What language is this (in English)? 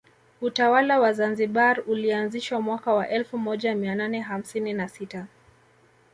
Swahili